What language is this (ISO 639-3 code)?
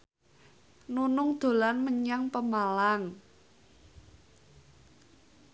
jav